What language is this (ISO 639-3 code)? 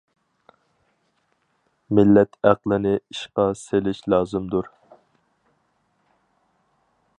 uig